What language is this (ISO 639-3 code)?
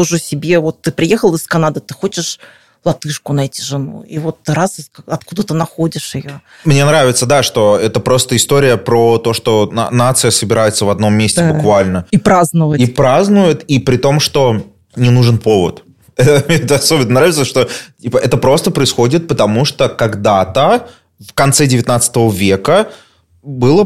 rus